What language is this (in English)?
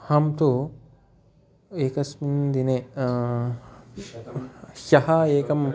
Sanskrit